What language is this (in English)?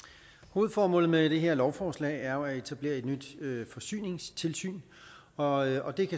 Danish